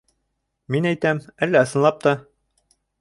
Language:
Bashkir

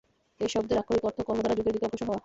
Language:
Bangla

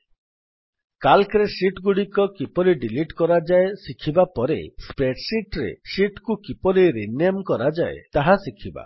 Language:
Odia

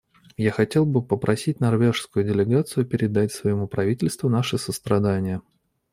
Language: Russian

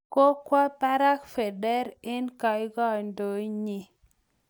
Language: Kalenjin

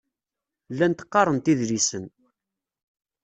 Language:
Kabyle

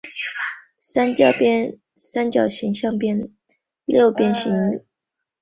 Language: Chinese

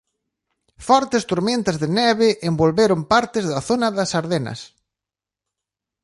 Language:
Galician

